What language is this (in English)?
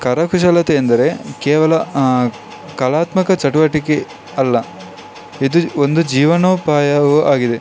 Kannada